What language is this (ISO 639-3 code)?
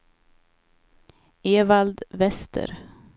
swe